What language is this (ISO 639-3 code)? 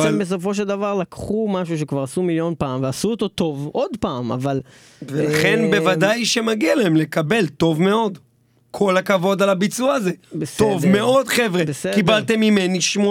heb